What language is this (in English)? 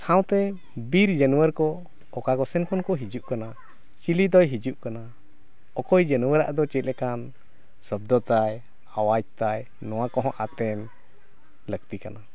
Santali